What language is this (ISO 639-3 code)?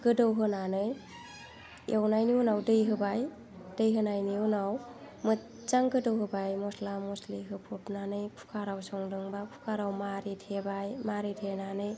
brx